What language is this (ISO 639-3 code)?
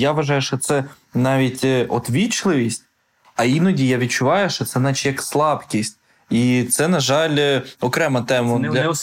ukr